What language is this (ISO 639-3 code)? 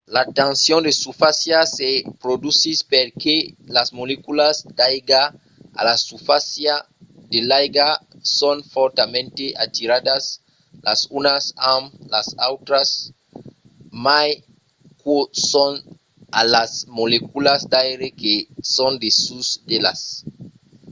oci